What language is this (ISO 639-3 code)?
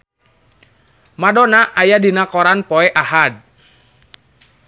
sun